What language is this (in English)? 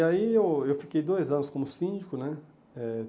Portuguese